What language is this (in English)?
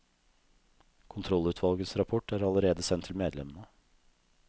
Norwegian